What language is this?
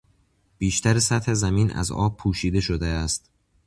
Persian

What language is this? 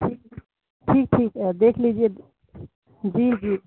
Urdu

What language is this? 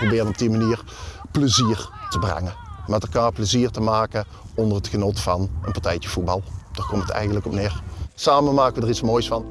Dutch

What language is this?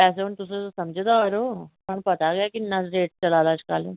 Dogri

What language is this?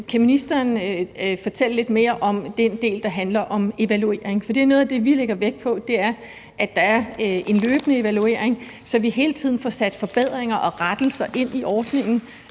Danish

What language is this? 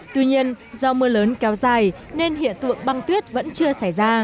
Vietnamese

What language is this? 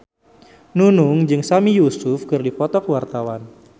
Sundanese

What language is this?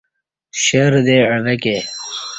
Kati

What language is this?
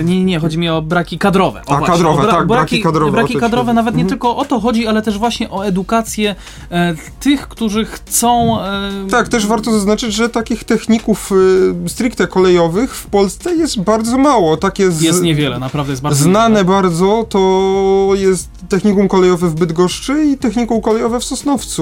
Polish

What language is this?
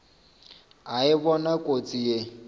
Northern Sotho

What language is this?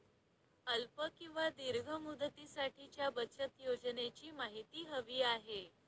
Marathi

